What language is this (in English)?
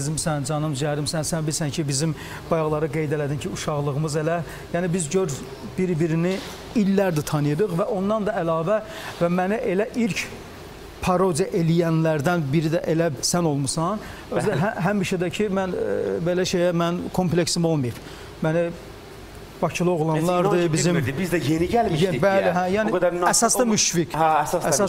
Turkish